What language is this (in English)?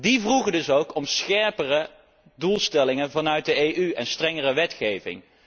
Dutch